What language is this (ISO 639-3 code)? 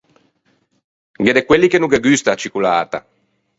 lij